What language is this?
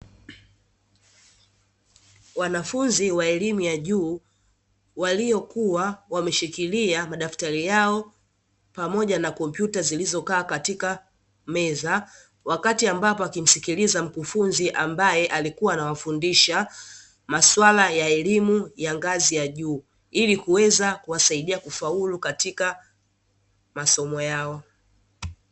Swahili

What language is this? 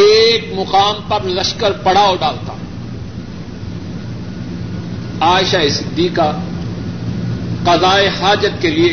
Urdu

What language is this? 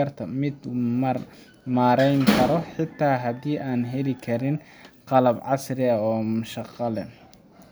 Somali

